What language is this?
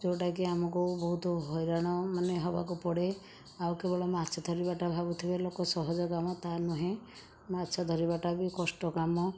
Odia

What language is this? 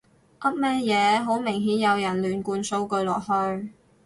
Cantonese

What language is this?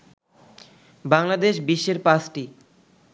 Bangla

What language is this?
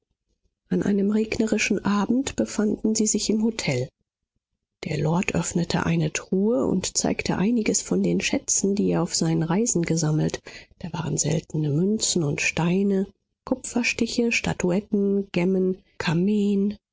German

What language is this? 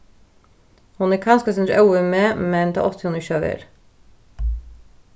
Faroese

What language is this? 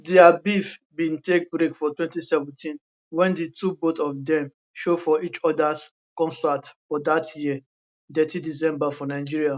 Nigerian Pidgin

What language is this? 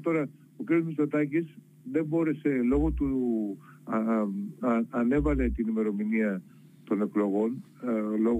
Greek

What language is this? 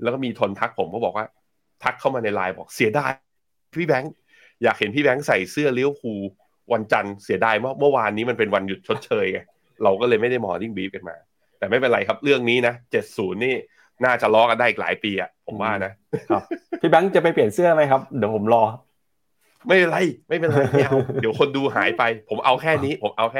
Thai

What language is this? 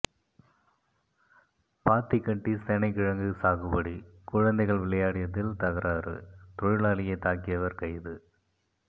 Tamil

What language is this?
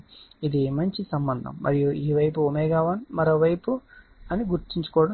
Telugu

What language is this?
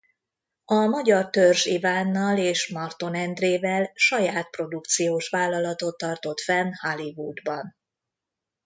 Hungarian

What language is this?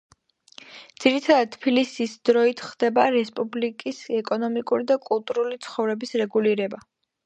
Georgian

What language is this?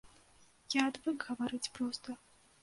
Belarusian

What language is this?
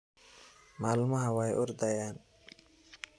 Somali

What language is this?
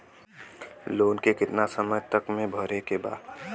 Bhojpuri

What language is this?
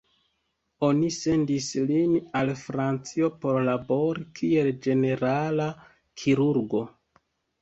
Esperanto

